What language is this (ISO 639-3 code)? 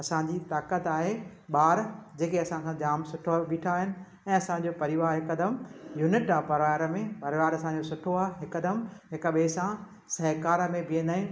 snd